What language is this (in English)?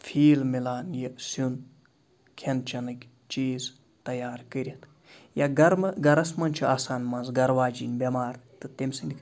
Kashmiri